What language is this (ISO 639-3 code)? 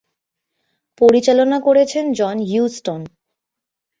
ben